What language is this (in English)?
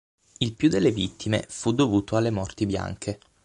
Italian